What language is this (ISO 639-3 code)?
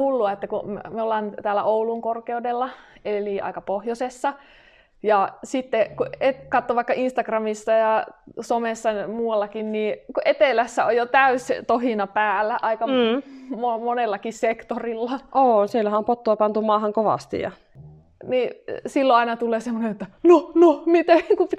fin